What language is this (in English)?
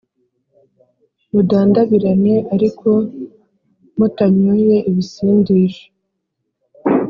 Kinyarwanda